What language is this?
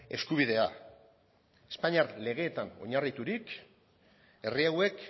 Basque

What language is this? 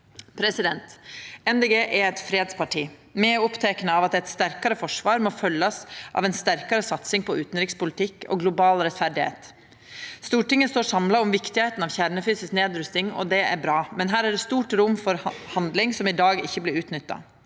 Norwegian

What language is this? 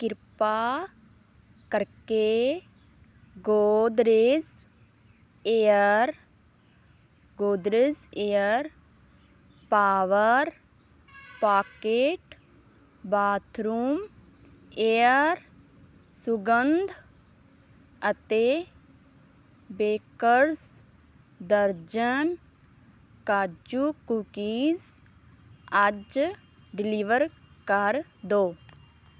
Punjabi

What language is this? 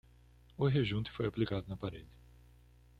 Portuguese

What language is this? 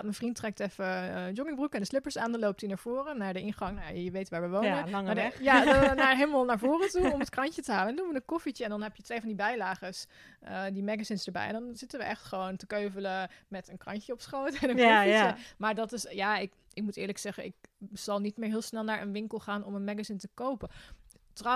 Dutch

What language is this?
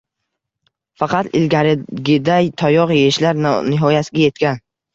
Uzbek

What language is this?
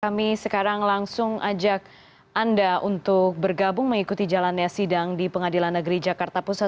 Indonesian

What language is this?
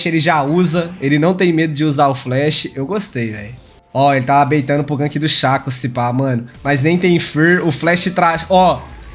Portuguese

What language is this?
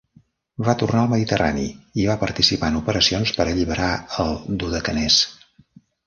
Catalan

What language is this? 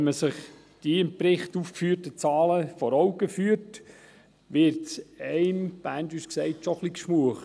Swiss German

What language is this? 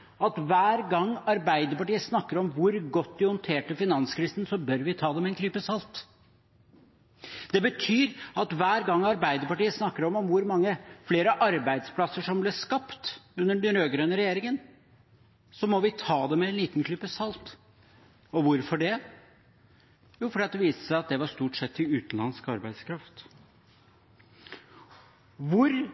Norwegian Bokmål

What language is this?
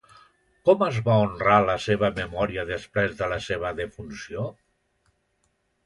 Catalan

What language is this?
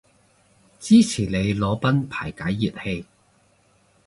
Cantonese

